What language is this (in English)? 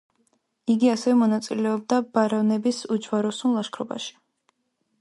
Georgian